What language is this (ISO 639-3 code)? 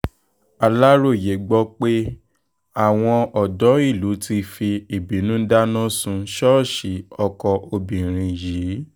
yor